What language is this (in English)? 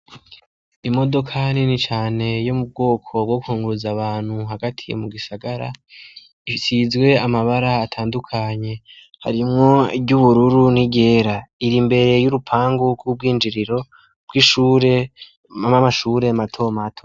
Rundi